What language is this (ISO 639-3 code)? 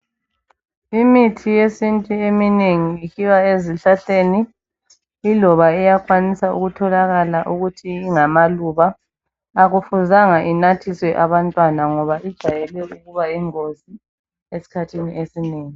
nde